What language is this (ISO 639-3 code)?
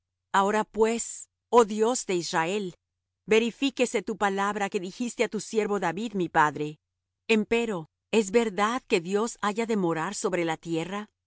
spa